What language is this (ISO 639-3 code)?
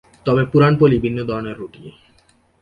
ben